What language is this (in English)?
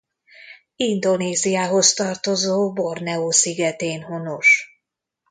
Hungarian